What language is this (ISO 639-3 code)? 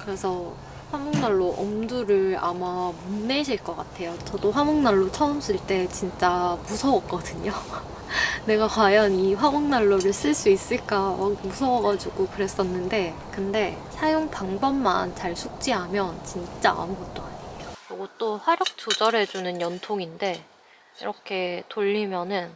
kor